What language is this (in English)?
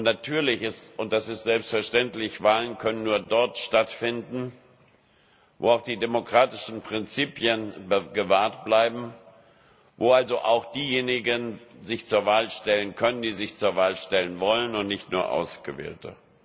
German